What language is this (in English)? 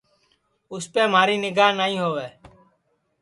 Sansi